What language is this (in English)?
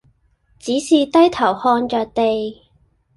Cantonese